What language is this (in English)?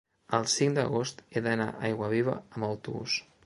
Catalan